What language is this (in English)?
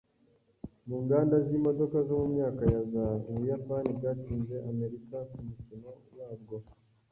Kinyarwanda